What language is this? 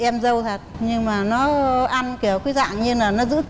Vietnamese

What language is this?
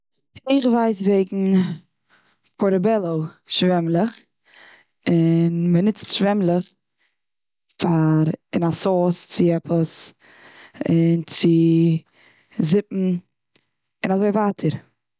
Yiddish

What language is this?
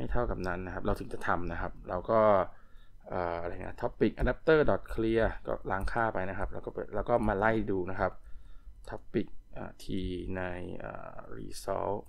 Thai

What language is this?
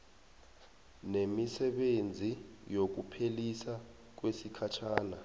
South Ndebele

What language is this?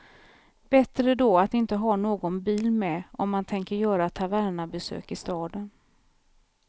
Swedish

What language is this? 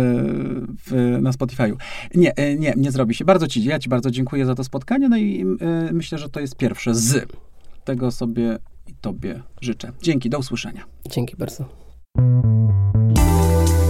Polish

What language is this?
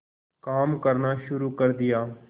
Hindi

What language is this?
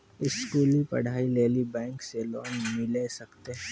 Maithili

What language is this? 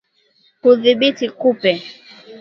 Swahili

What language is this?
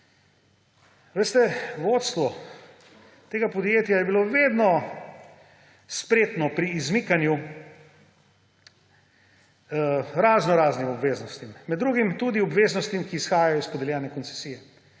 Slovenian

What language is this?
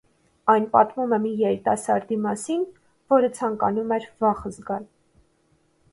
Armenian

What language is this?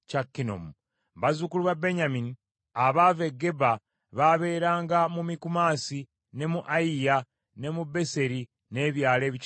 Ganda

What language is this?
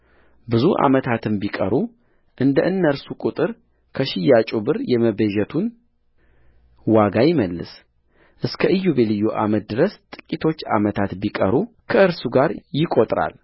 Amharic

